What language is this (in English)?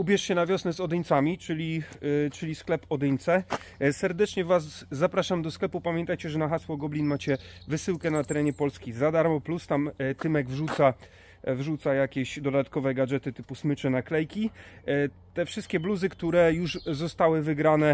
Polish